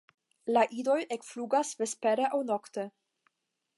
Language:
Esperanto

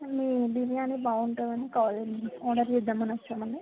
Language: Telugu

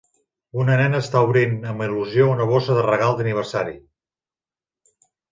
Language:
Catalan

